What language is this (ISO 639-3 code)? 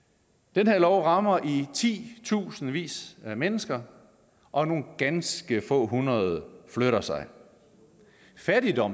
dan